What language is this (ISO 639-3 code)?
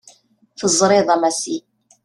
kab